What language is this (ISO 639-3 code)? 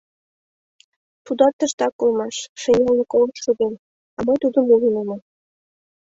chm